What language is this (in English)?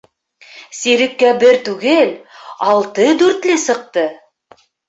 Bashkir